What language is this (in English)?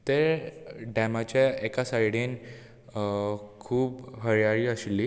Konkani